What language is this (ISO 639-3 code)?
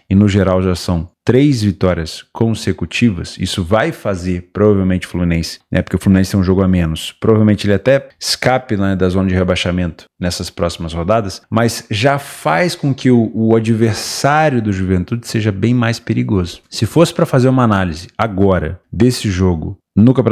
por